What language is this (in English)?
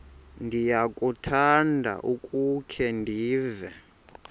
Xhosa